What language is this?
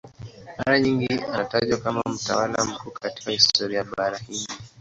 Swahili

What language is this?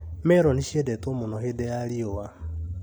Kikuyu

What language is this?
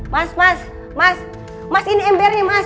Indonesian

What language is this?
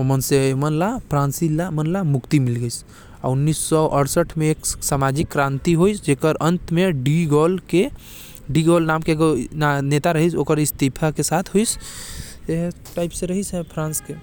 Korwa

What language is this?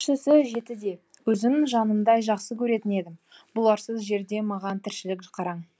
Kazakh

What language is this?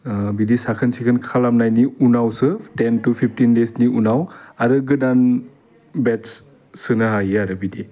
Bodo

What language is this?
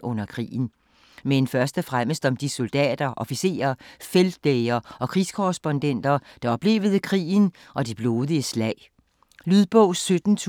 Danish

